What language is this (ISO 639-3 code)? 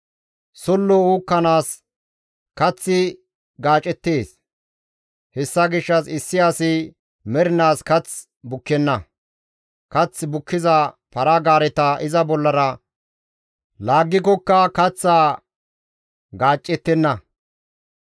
gmv